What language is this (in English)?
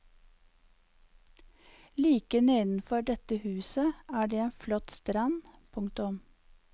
Norwegian